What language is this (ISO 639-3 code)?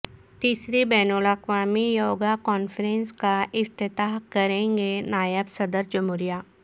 urd